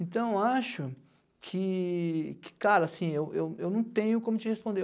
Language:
Portuguese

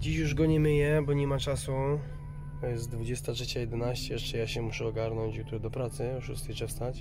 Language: Polish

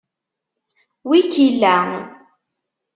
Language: Kabyle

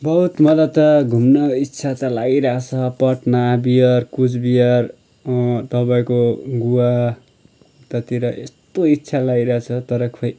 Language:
Nepali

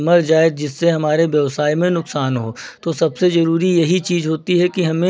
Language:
Hindi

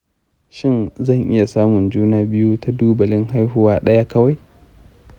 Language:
Hausa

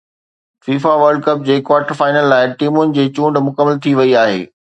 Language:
Sindhi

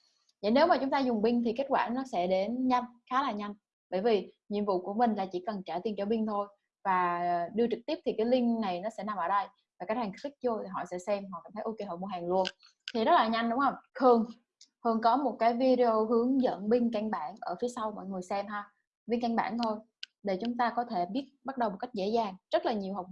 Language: Vietnamese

